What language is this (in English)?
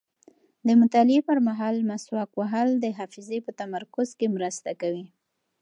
Pashto